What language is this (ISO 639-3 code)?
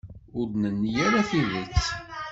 kab